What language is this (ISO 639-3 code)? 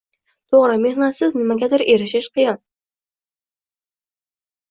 uzb